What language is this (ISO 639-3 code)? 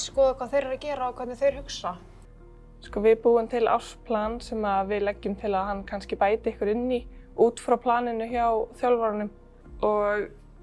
nld